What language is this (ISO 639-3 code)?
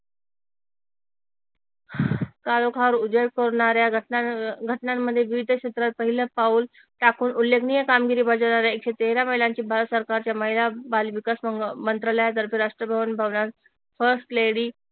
mar